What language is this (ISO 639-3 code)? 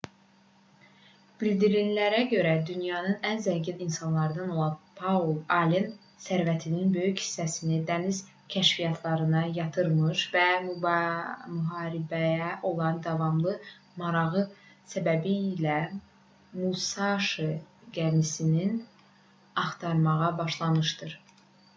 aze